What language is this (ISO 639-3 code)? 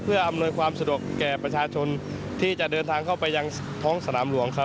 tha